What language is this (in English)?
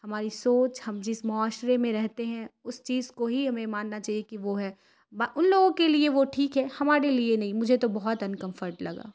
Urdu